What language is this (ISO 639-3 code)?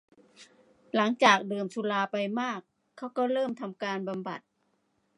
tha